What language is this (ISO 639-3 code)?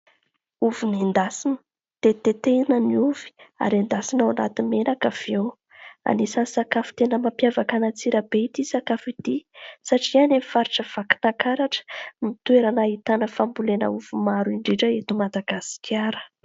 mlg